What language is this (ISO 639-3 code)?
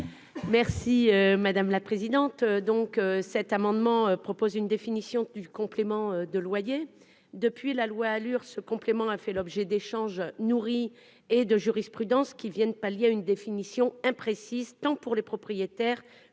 fra